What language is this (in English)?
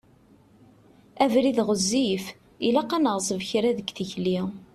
Kabyle